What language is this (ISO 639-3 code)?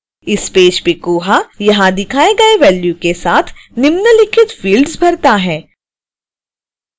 hin